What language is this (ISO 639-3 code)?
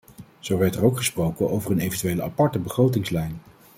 nld